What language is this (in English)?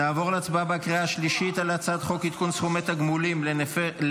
Hebrew